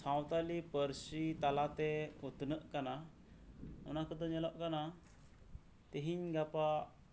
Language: Santali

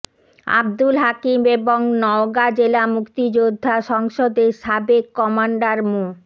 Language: Bangla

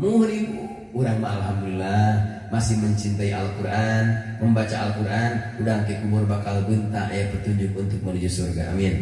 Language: Indonesian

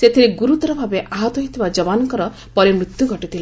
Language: Odia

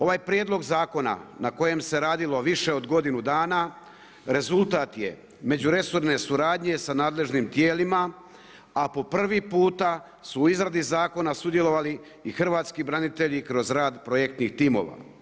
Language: Croatian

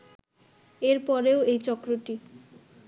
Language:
Bangla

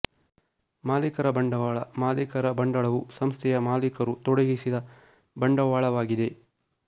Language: Kannada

